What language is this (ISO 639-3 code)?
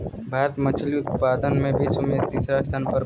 bho